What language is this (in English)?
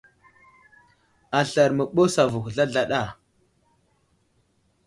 Wuzlam